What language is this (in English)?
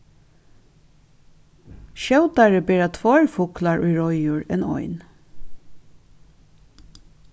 Faroese